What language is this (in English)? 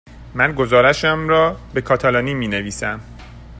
Persian